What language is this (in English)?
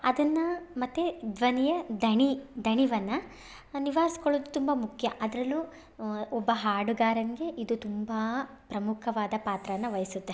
Kannada